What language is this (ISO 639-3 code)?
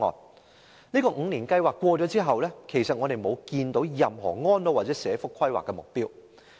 yue